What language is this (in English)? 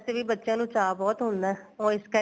Punjabi